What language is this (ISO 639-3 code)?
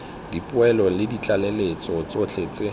tsn